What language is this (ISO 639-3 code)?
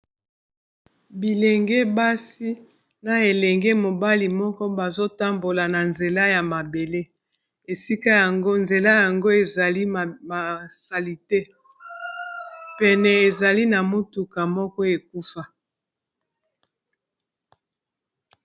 lin